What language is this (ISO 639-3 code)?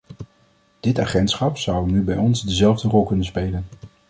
nld